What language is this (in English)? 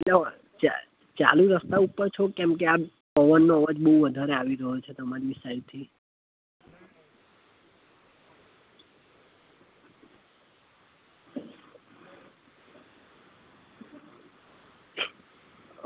Gujarati